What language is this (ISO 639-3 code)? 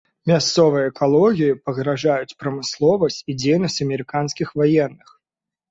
bel